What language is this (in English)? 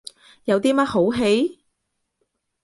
Cantonese